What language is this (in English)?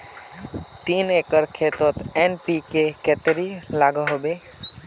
Magahi